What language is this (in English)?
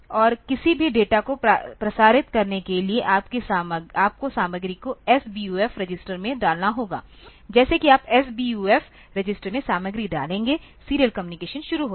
Hindi